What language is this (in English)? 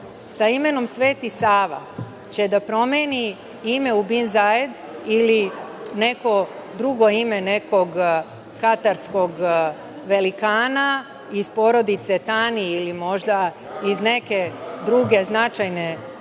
Serbian